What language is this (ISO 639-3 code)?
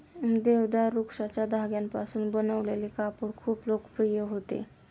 mar